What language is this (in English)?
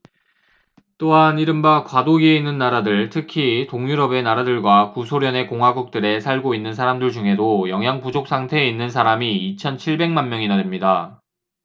Korean